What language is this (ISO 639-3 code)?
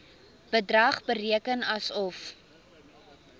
afr